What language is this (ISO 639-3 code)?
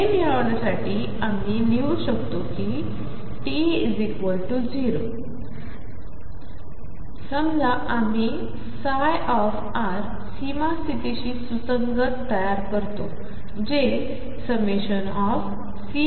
mar